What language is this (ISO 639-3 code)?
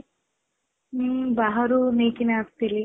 ori